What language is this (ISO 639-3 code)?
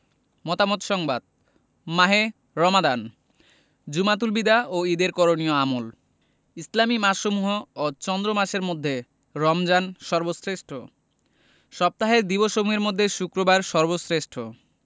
ben